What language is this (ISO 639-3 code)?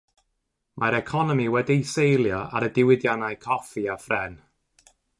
cym